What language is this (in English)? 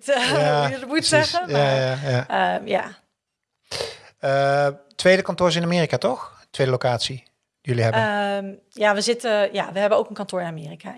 Dutch